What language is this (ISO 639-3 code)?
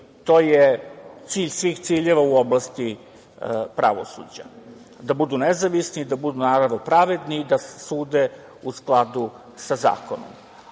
srp